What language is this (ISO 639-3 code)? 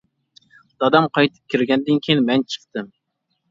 uig